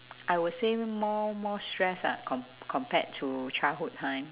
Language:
English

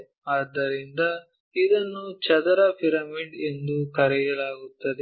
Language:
Kannada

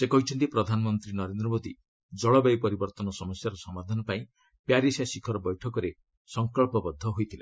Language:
Odia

